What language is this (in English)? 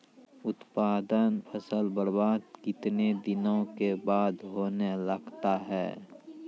Maithili